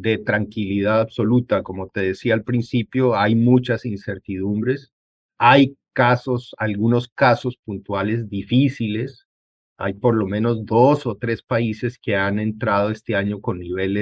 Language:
Spanish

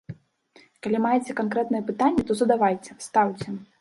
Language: Belarusian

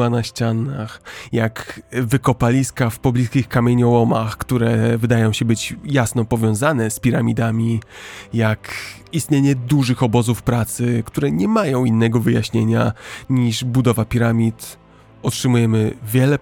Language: Polish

